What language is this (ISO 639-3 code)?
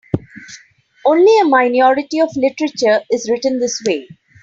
eng